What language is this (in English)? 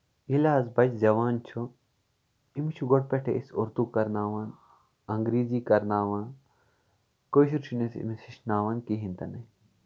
Kashmiri